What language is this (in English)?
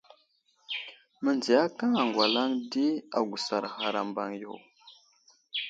Wuzlam